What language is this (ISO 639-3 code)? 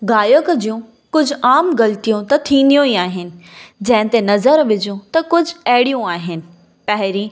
snd